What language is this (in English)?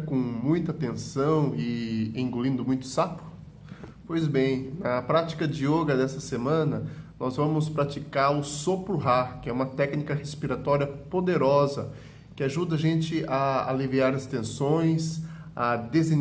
Portuguese